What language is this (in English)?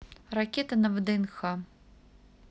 Russian